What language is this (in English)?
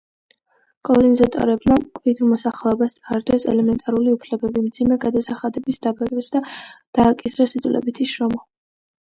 Georgian